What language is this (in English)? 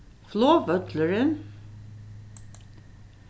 Faroese